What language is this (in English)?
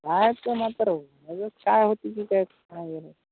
Marathi